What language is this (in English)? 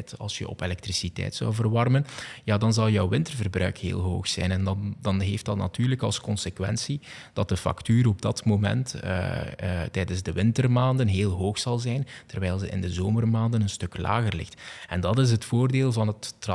Dutch